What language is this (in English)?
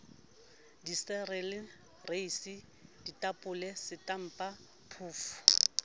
Southern Sotho